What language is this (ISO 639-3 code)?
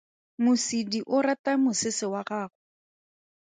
tsn